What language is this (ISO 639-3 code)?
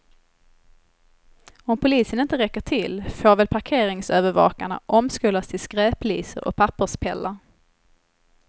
swe